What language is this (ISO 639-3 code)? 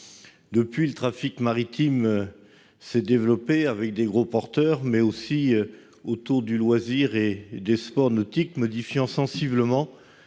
fra